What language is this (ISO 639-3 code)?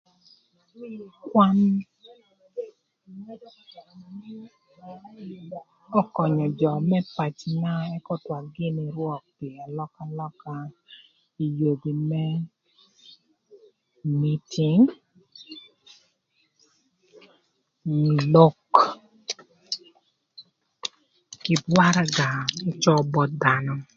lth